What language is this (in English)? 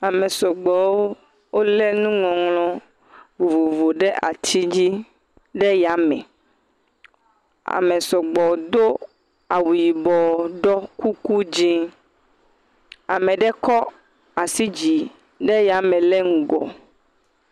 Ewe